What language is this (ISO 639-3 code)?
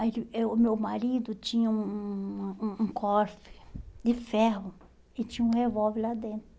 por